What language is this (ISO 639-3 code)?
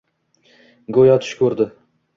uzb